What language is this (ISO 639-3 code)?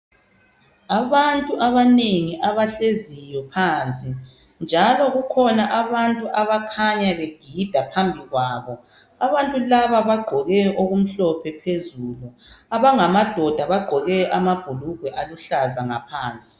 nde